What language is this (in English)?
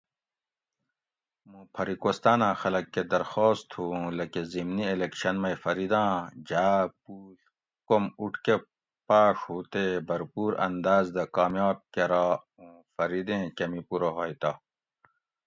Gawri